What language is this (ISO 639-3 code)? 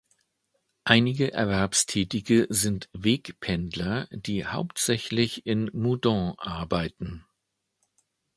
deu